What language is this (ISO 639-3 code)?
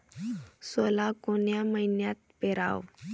mar